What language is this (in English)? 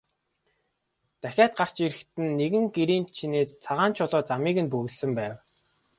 Mongolian